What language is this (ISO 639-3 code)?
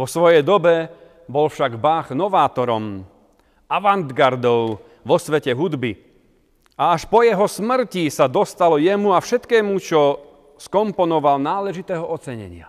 slk